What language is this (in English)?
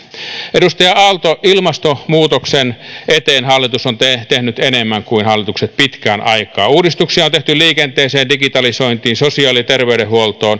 Finnish